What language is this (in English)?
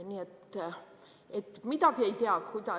Estonian